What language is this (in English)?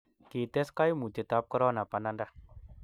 Kalenjin